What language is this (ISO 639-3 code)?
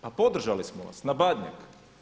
hrv